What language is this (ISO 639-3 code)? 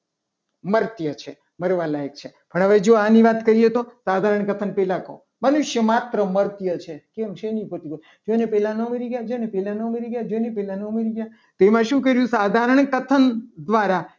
guj